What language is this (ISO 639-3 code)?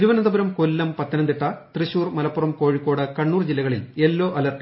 mal